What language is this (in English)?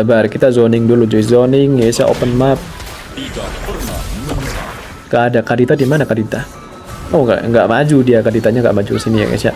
Indonesian